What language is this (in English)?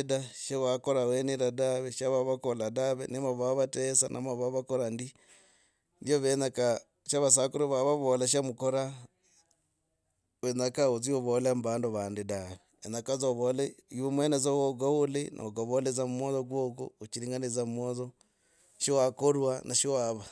Logooli